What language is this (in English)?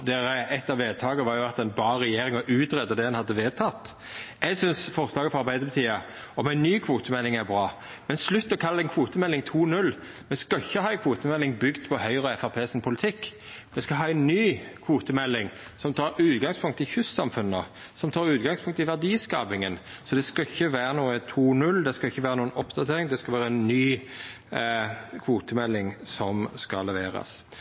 Norwegian Nynorsk